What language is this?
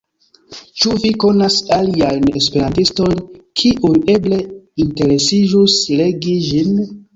Esperanto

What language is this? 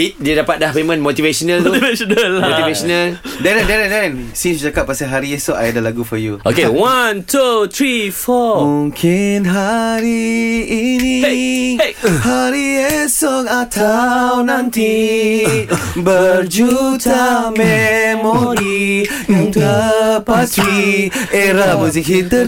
Malay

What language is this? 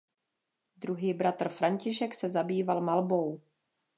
Czech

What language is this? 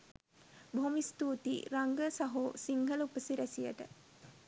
Sinhala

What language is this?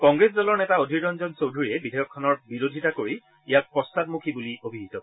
Assamese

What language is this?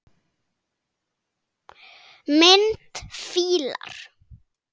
Icelandic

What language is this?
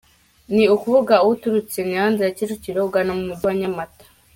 Kinyarwanda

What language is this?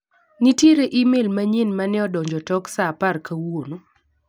Luo (Kenya and Tanzania)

